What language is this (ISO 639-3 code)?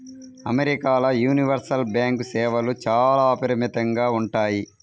tel